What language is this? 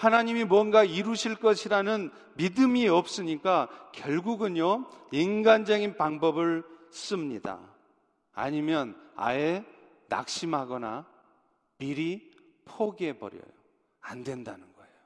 Korean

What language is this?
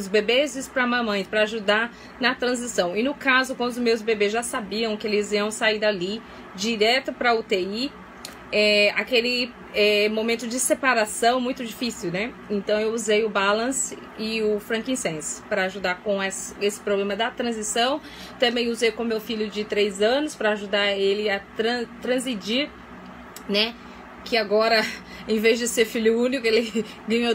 Portuguese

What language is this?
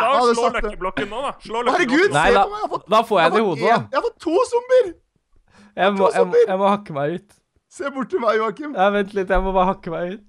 Norwegian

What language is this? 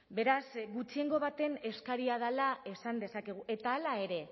Basque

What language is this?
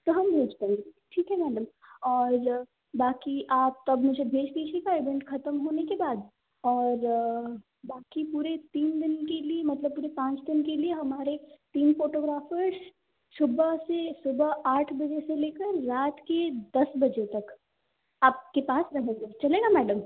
Hindi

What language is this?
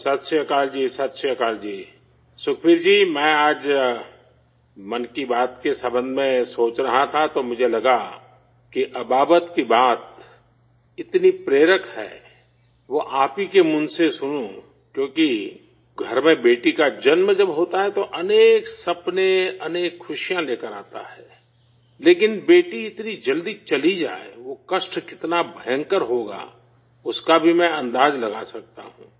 Urdu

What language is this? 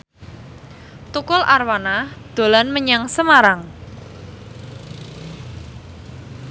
Javanese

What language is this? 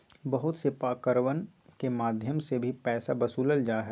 Magahi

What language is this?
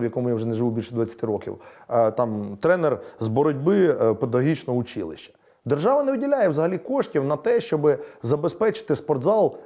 Ukrainian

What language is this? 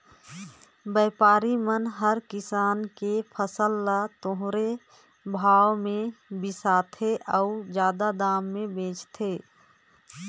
Chhattisgarhi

